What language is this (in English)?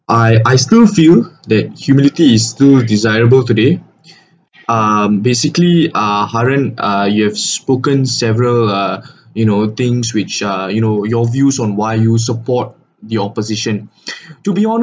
English